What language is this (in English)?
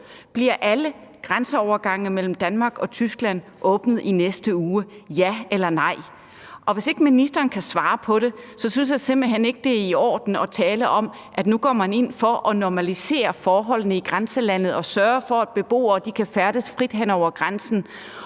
Danish